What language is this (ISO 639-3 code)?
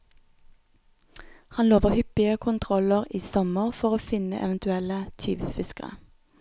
nor